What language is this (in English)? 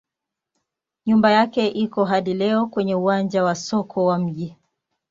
Swahili